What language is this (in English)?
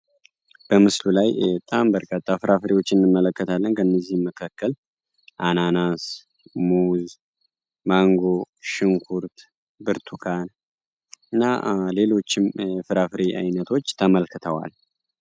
Amharic